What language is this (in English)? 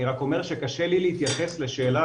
Hebrew